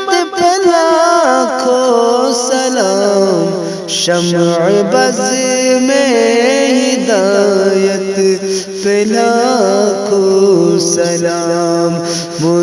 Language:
Hindi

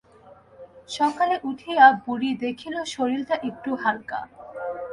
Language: Bangla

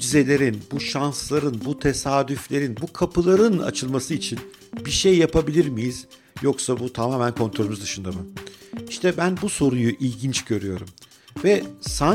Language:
Turkish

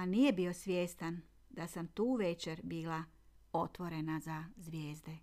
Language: Croatian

